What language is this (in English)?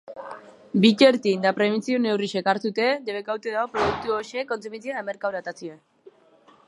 Basque